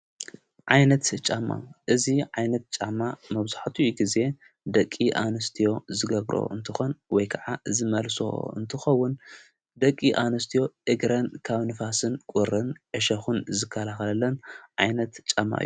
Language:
Tigrinya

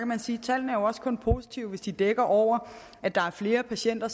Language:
Danish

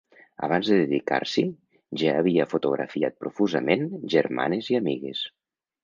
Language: Catalan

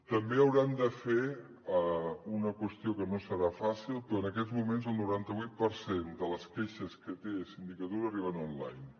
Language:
Catalan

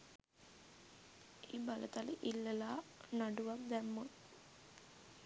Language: Sinhala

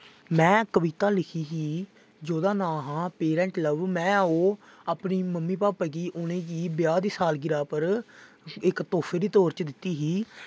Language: Dogri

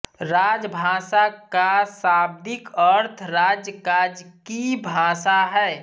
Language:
Hindi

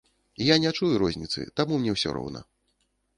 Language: Belarusian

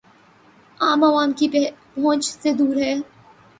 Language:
Urdu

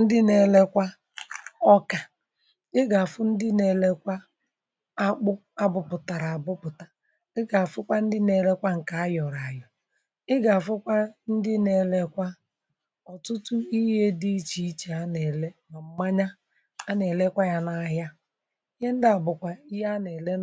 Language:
Igbo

